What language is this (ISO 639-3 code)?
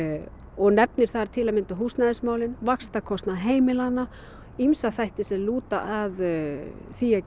isl